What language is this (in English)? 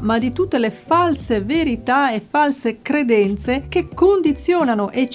Italian